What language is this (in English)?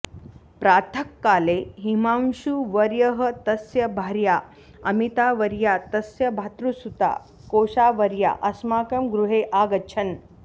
Sanskrit